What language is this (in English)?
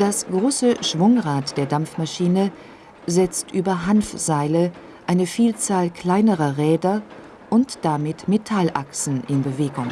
German